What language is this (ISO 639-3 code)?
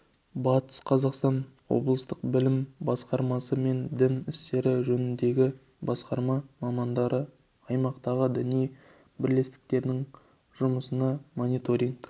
kaz